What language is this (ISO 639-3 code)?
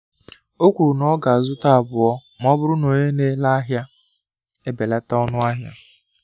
ibo